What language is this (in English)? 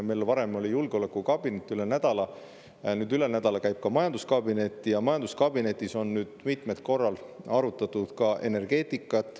Estonian